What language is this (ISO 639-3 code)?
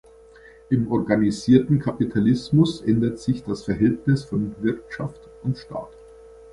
deu